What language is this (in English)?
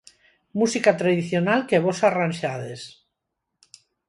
Galician